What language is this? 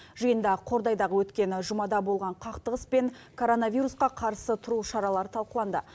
Kazakh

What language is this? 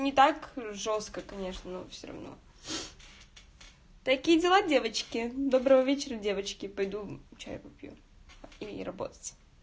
Russian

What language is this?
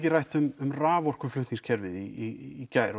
Icelandic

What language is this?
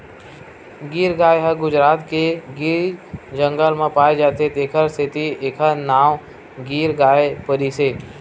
Chhattisgarhi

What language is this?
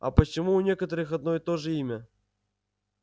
Russian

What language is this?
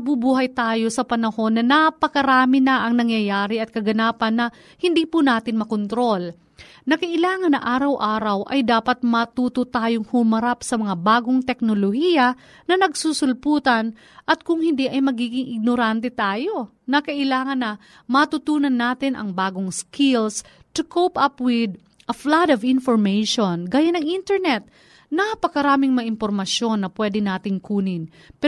Filipino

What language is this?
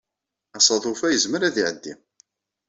Kabyle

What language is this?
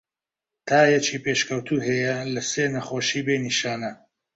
Central Kurdish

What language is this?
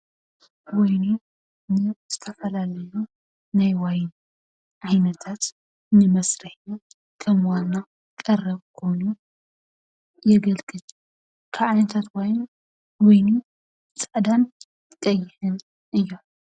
Tigrinya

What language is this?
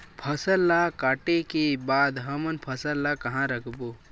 Chhattisgarhi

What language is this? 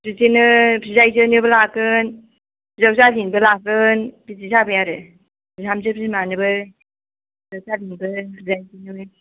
Bodo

